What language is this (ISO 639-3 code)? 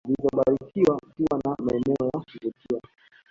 swa